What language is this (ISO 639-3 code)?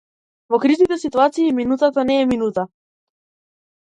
mkd